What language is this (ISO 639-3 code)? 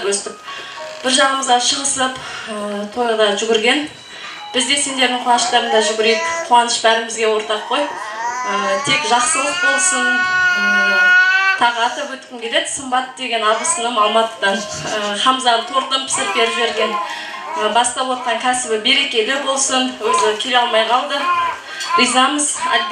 tur